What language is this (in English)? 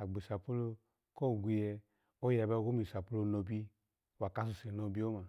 Alago